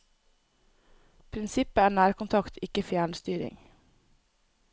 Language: Norwegian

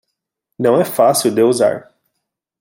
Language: Portuguese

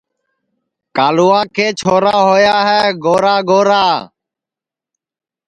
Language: Sansi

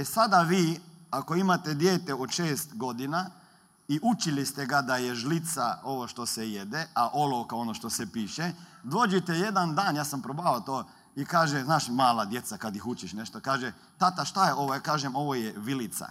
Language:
Croatian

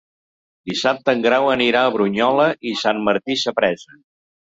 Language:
Catalan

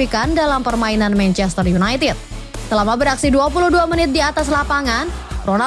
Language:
Indonesian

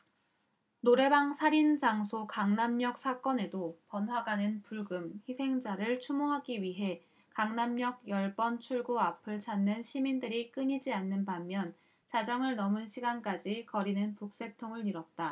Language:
Korean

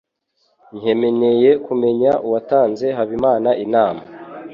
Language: Kinyarwanda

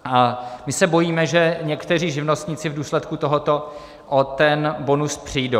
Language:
Czech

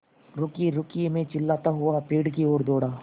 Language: Hindi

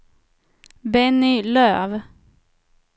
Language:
Swedish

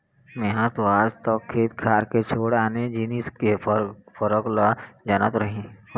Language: Chhattisgarhi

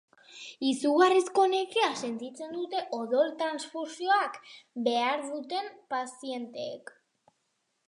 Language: Basque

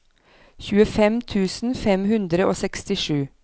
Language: Norwegian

